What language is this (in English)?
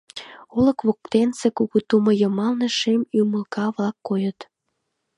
Mari